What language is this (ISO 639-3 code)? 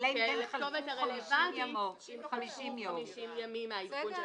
heb